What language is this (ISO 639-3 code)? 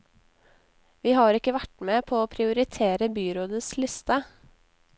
nor